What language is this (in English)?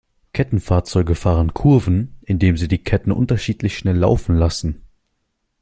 German